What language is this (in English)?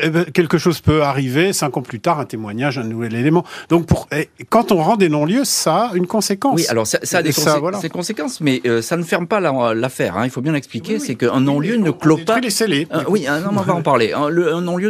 French